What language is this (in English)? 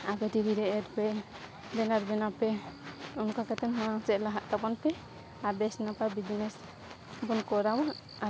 Santali